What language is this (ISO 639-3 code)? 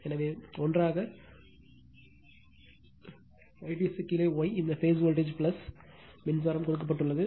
tam